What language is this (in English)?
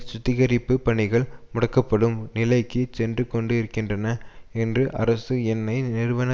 Tamil